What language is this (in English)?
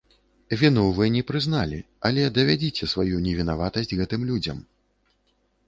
Belarusian